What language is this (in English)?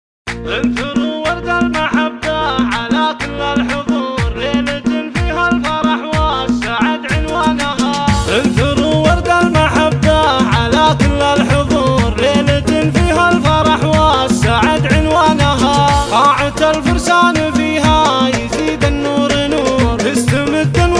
Arabic